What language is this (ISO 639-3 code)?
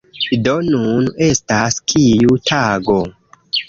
epo